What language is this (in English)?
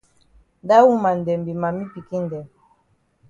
Cameroon Pidgin